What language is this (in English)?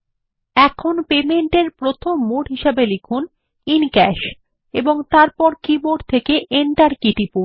Bangla